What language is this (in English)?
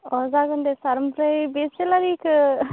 Bodo